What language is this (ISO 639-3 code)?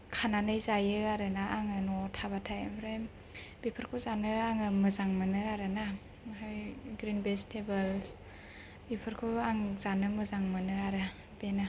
brx